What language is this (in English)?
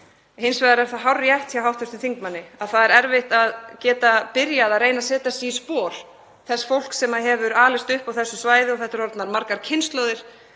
Icelandic